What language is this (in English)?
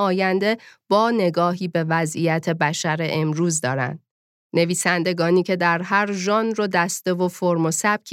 Persian